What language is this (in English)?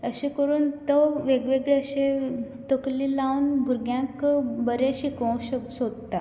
Konkani